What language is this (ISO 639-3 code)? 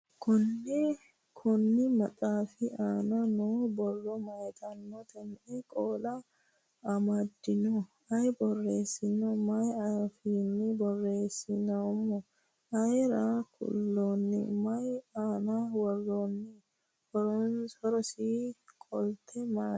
sid